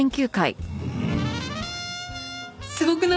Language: Japanese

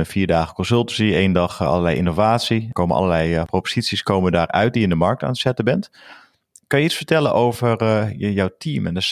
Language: Dutch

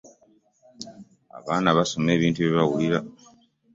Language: Ganda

